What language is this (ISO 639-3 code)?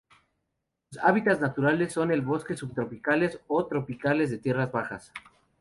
spa